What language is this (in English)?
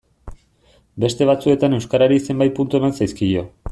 Basque